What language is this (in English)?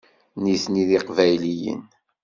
Kabyle